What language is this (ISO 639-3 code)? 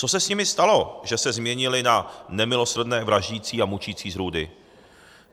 ces